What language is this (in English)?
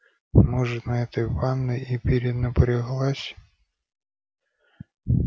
Russian